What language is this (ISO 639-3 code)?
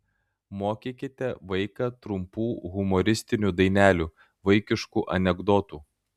lit